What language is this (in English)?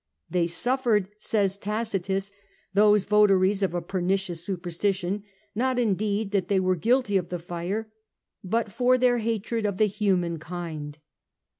English